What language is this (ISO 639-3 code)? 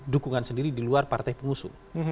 ind